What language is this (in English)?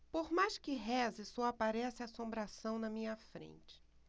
Portuguese